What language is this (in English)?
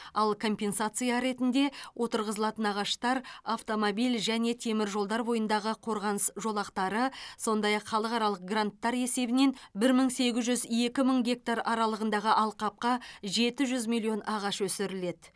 Kazakh